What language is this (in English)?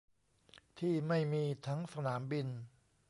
Thai